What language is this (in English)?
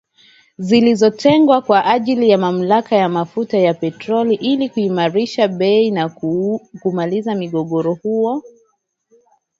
Swahili